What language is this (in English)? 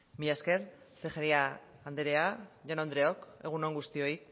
Basque